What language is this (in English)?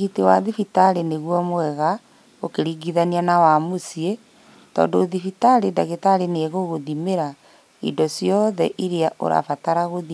Kikuyu